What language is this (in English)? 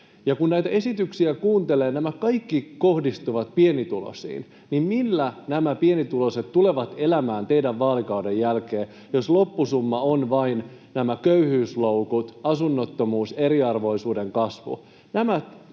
Finnish